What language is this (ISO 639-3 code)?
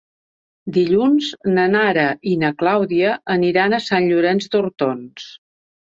cat